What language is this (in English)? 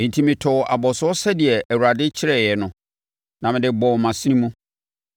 Akan